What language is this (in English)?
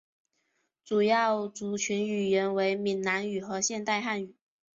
Chinese